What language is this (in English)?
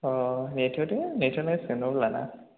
Bodo